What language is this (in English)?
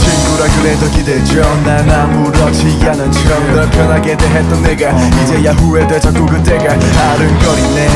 Indonesian